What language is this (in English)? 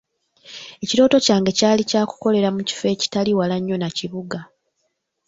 Ganda